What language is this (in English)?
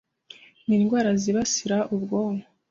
Kinyarwanda